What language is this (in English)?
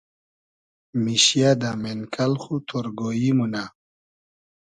Hazaragi